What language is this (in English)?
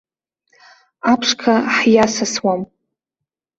Abkhazian